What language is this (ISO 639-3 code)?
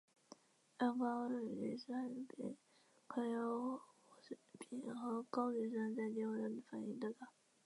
zho